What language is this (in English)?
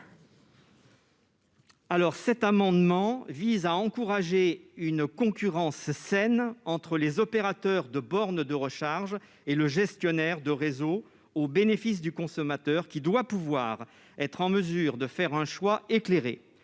French